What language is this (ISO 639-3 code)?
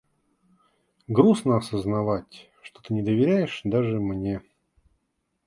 rus